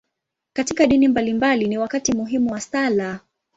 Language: Swahili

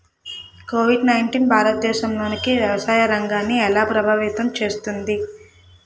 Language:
Telugu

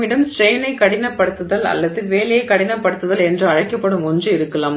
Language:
Tamil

